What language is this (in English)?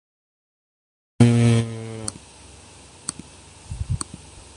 Urdu